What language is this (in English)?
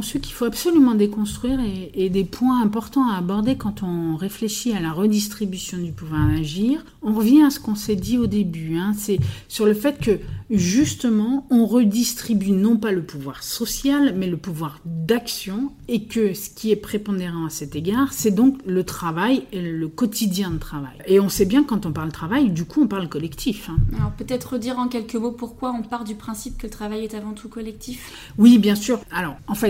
French